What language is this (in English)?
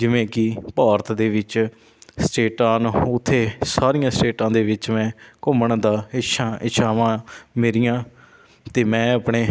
Punjabi